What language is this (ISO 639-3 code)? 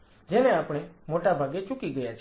guj